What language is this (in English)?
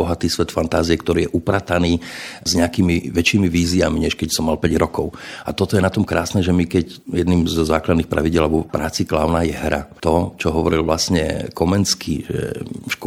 Slovak